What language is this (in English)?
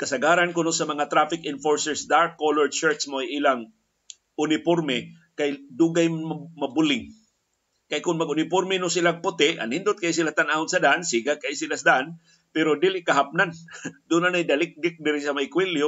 Filipino